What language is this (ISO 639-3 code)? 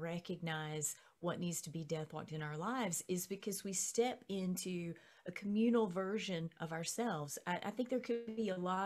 eng